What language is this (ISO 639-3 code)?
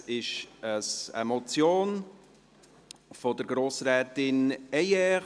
gsw